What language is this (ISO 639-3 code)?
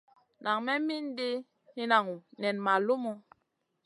mcn